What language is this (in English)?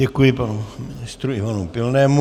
Czech